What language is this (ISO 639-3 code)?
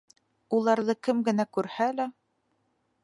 bak